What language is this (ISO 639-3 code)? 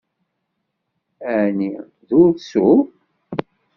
kab